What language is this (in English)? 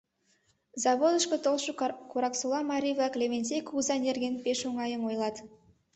Mari